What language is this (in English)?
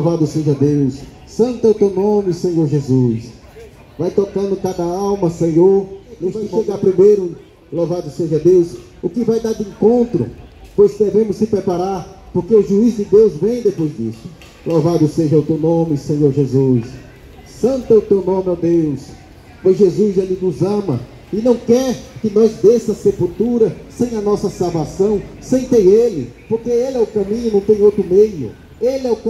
Portuguese